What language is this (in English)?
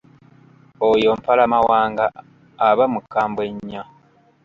Ganda